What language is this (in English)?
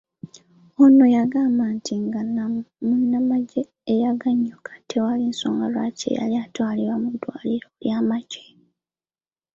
Ganda